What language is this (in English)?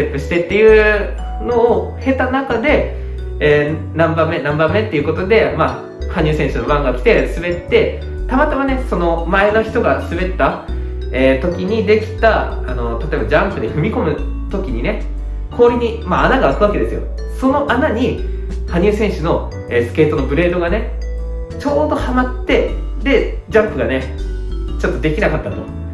Japanese